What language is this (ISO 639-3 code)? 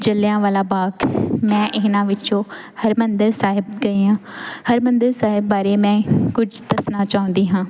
pan